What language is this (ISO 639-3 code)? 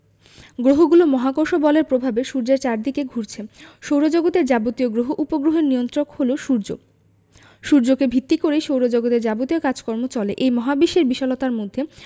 ben